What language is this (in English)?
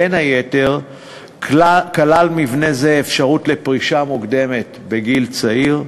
Hebrew